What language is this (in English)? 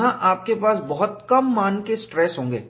Hindi